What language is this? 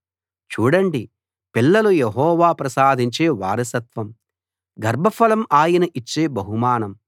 Telugu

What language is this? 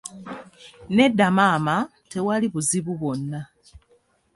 Ganda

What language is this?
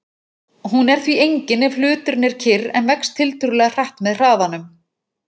Icelandic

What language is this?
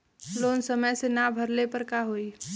Bhojpuri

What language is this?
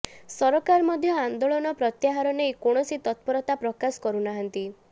Odia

